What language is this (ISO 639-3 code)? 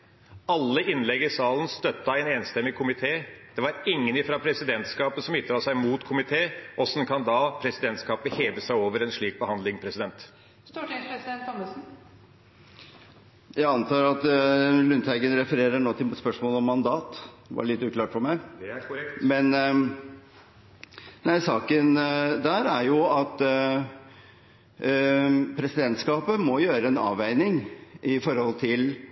nob